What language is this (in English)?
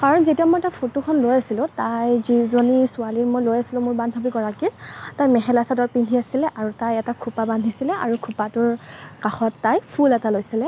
Assamese